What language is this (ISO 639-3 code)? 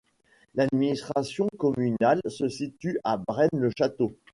fra